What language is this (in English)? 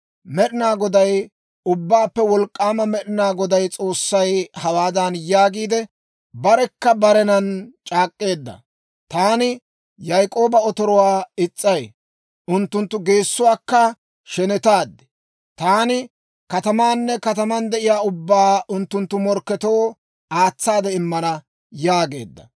Dawro